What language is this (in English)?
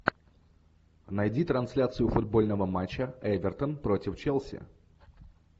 Russian